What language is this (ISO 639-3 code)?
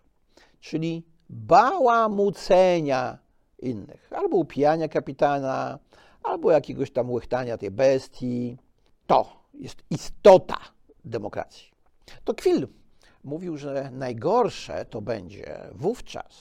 pol